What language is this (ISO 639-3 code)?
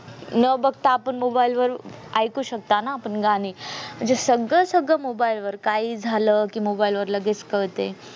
mar